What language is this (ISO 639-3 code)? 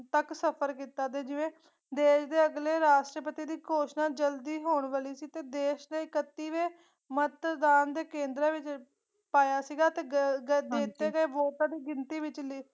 pan